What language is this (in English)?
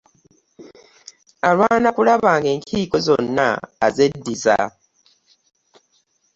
Ganda